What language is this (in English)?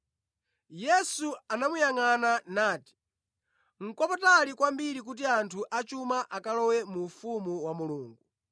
Nyanja